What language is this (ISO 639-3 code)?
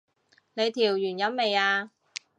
yue